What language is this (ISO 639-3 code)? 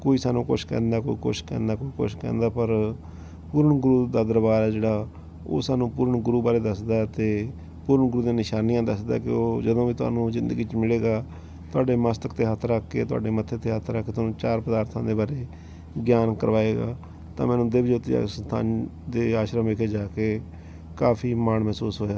pan